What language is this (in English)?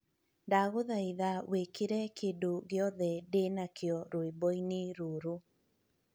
Kikuyu